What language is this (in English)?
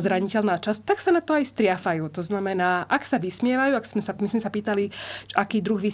Slovak